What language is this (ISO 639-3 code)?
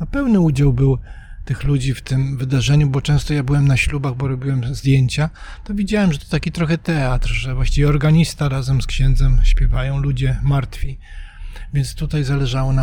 pol